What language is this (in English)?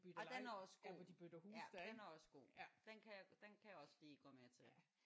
Danish